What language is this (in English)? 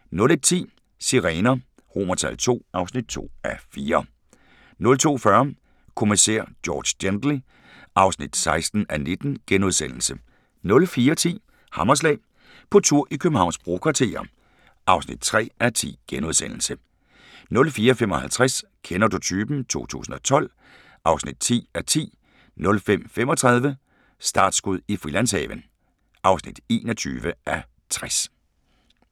Danish